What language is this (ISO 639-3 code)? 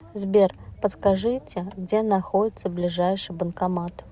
rus